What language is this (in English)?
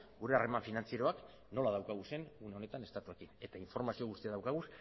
Basque